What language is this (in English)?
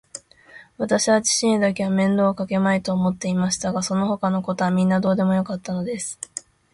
Japanese